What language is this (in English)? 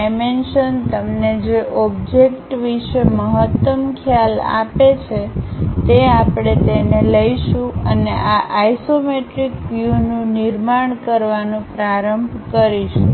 Gujarati